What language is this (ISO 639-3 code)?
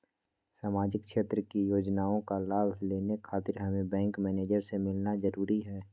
mag